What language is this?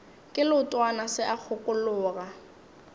Northern Sotho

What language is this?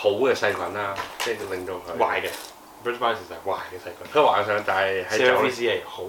Chinese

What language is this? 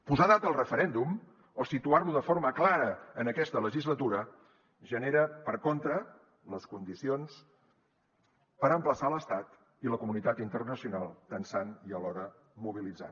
Catalan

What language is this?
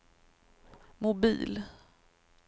Swedish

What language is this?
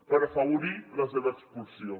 Catalan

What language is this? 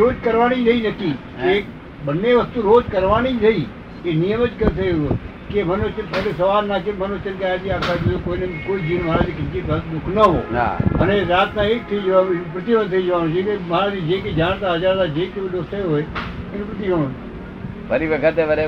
Gujarati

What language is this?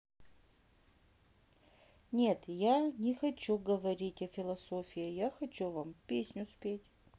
Russian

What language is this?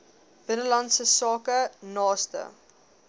Afrikaans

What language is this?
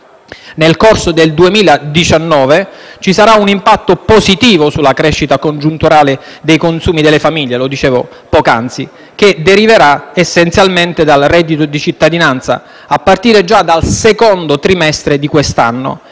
Italian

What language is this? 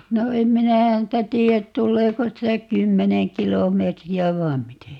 Finnish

